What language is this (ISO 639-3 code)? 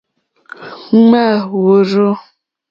bri